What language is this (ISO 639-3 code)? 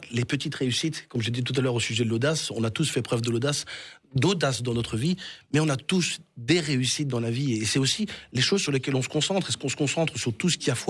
fra